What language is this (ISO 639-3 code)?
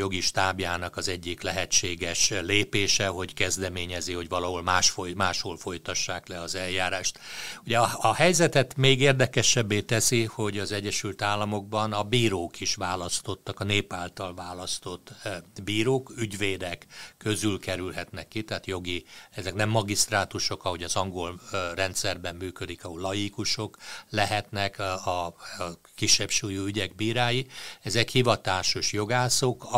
hun